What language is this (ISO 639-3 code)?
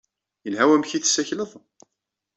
kab